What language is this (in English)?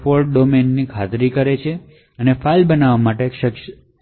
Gujarati